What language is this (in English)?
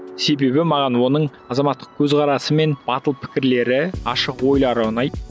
Kazakh